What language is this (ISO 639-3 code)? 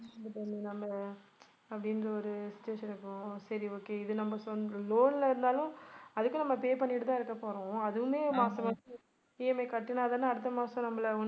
tam